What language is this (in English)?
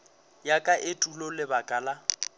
Northern Sotho